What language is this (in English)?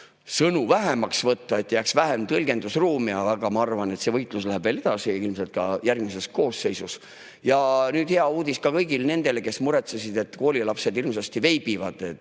Estonian